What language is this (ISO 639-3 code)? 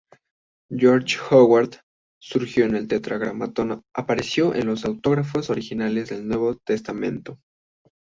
spa